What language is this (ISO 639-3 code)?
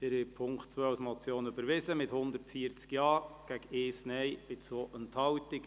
gsw